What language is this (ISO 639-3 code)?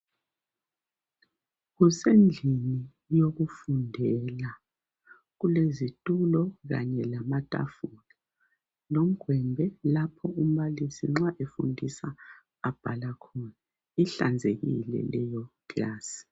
nde